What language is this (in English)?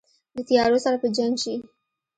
Pashto